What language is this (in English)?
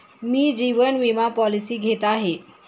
Marathi